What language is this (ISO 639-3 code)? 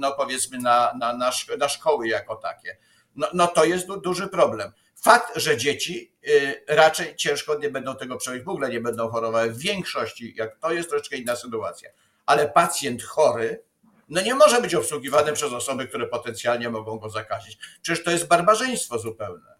pol